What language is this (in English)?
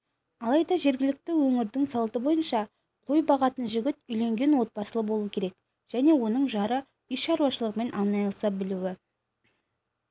Kazakh